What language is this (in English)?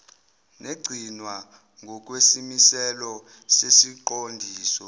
Zulu